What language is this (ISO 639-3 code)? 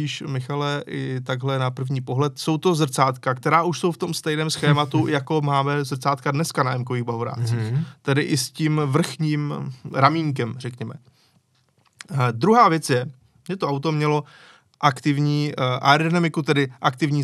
ces